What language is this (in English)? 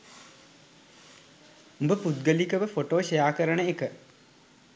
Sinhala